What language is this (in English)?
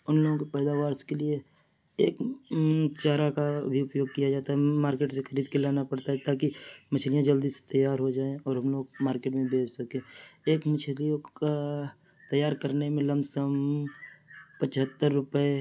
Urdu